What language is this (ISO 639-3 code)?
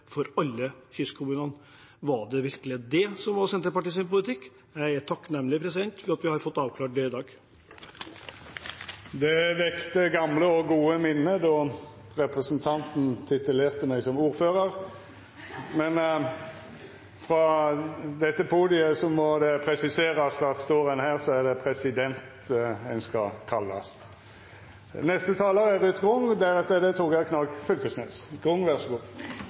nor